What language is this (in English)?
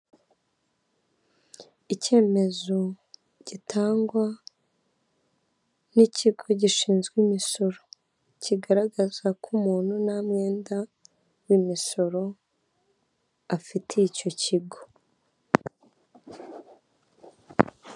Kinyarwanda